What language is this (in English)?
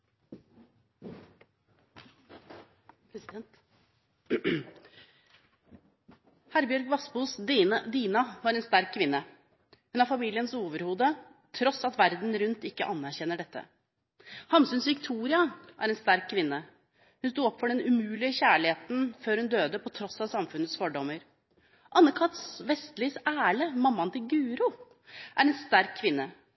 Norwegian